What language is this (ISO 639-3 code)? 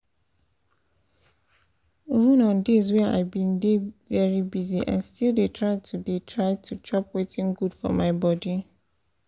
pcm